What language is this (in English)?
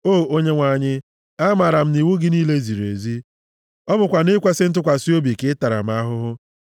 Igbo